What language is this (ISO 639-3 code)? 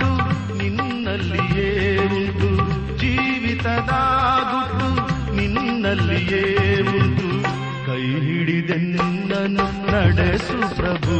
kan